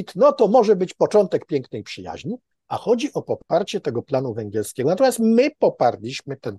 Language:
Polish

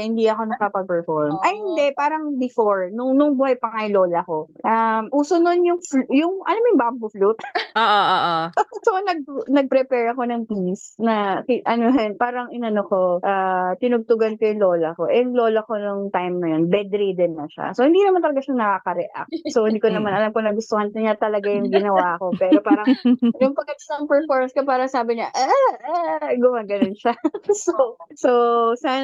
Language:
Filipino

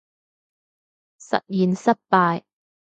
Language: Cantonese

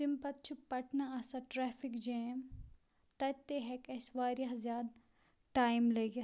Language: Kashmiri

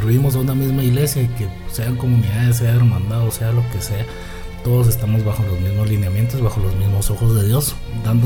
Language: Spanish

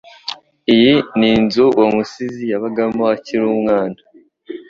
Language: Kinyarwanda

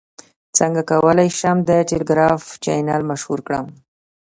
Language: Pashto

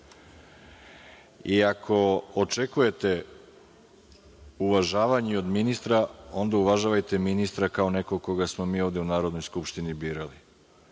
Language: Serbian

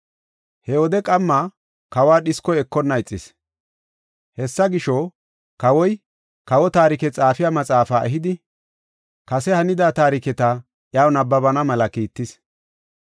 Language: Gofa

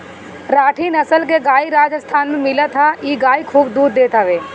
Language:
Bhojpuri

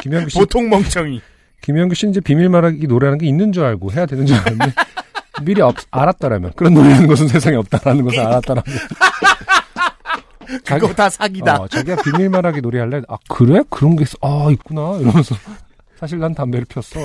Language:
Korean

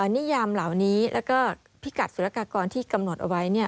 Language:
Thai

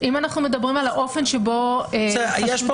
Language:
Hebrew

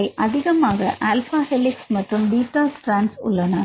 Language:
Tamil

